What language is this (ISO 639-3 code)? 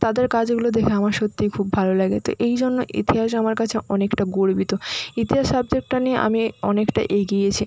ben